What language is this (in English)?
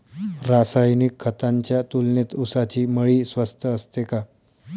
Marathi